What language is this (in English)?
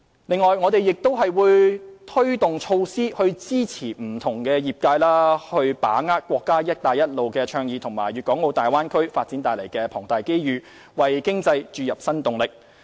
Cantonese